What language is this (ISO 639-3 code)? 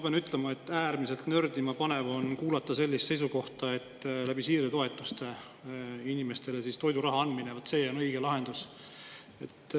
est